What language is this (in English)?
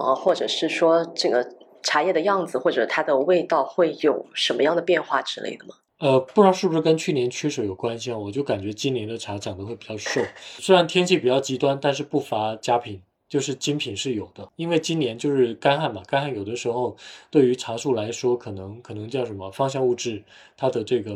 Chinese